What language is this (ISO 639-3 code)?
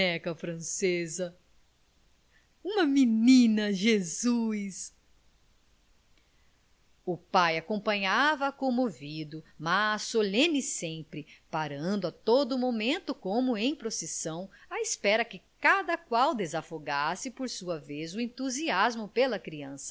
por